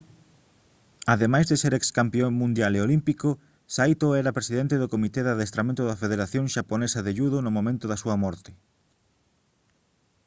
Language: Galician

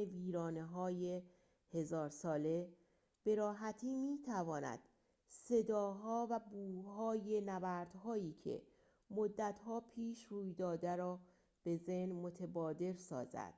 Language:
Persian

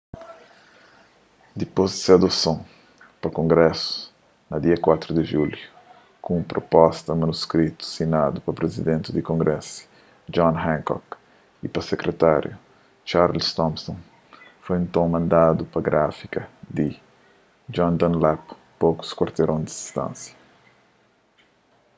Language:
Kabuverdianu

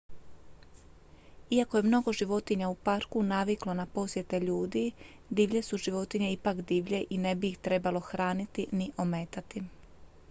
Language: Croatian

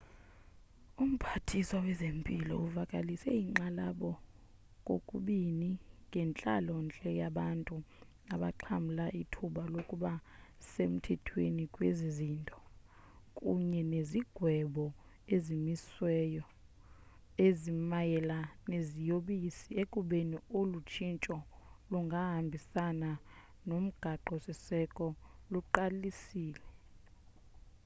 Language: Xhosa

